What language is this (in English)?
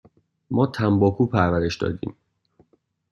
Persian